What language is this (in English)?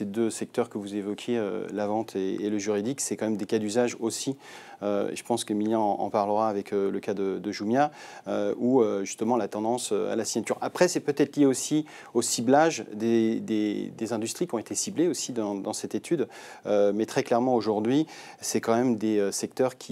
French